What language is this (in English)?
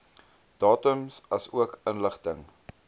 Afrikaans